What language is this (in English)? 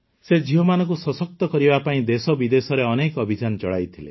Odia